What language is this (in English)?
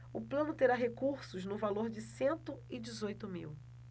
Portuguese